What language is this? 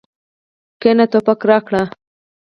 Pashto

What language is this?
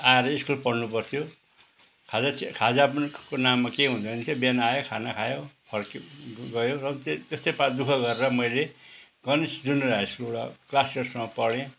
Nepali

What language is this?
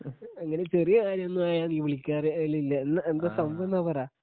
Malayalam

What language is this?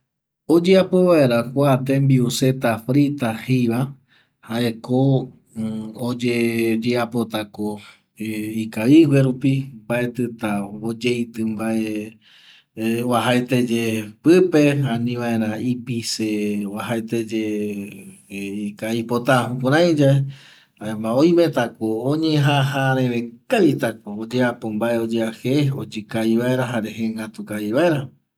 Eastern Bolivian Guaraní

